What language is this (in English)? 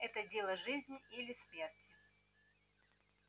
Russian